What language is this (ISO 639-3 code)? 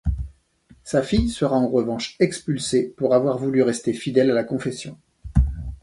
fra